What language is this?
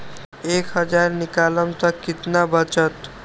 Magahi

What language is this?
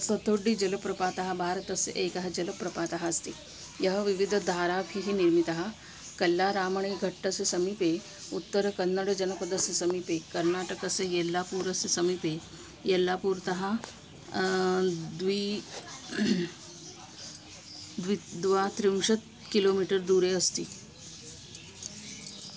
Sanskrit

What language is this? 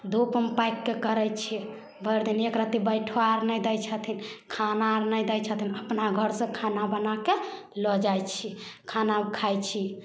Maithili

